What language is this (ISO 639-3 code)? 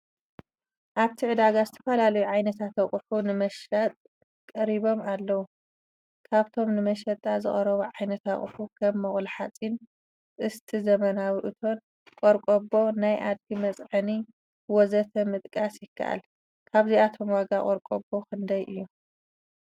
tir